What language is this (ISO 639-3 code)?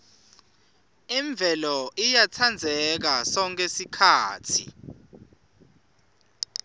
ssw